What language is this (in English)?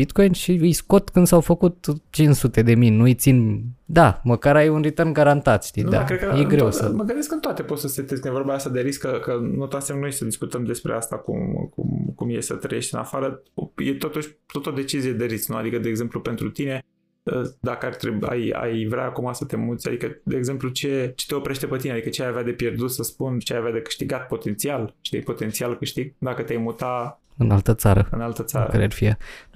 Romanian